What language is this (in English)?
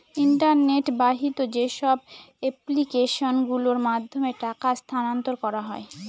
Bangla